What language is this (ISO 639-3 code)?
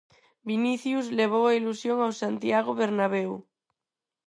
glg